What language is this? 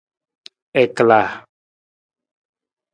Nawdm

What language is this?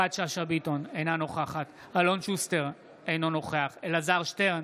Hebrew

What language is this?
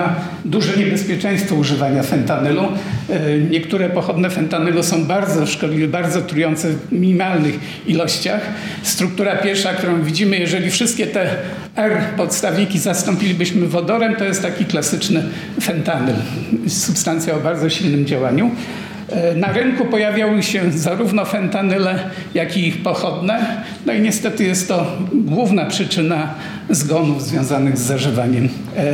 Polish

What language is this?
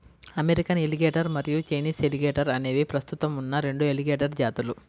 Telugu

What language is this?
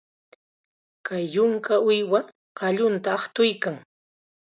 Chiquián Ancash Quechua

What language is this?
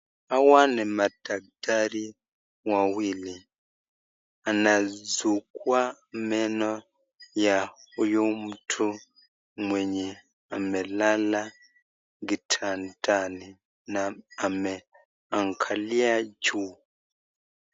Swahili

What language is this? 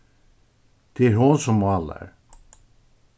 Faroese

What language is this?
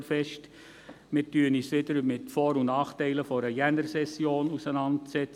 Swiss German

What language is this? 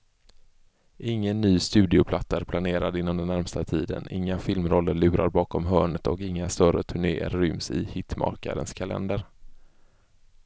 Swedish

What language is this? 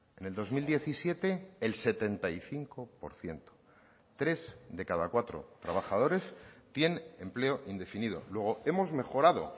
Spanish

